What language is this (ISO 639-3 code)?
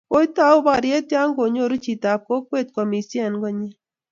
kln